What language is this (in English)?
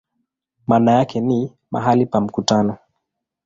Swahili